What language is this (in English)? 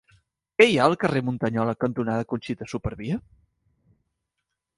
Catalan